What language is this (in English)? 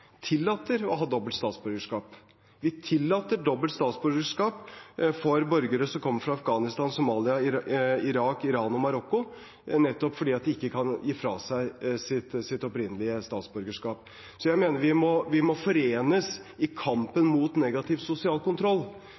Norwegian Bokmål